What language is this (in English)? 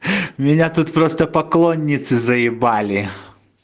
Russian